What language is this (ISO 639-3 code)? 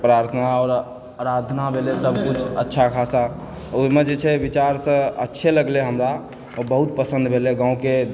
mai